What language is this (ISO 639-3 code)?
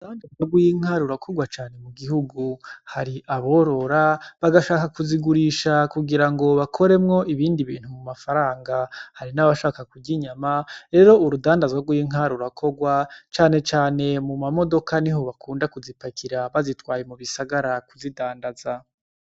run